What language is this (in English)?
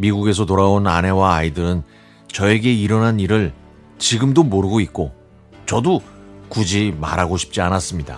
Korean